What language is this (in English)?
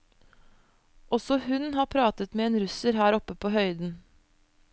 Norwegian